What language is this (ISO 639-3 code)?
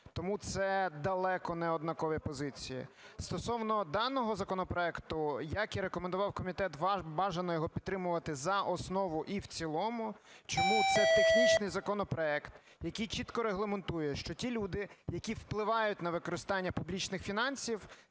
ukr